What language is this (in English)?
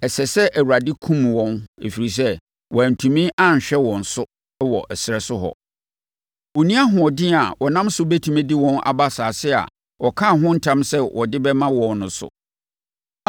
Akan